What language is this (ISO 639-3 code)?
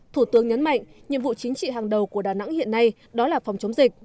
vie